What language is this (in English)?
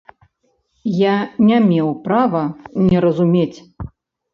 Belarusian